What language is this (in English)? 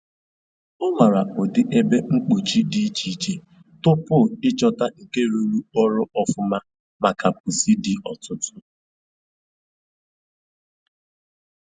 Igbo